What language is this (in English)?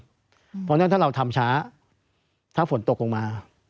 Thai